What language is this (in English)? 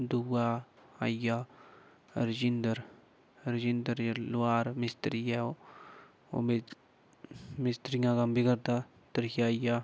Dogri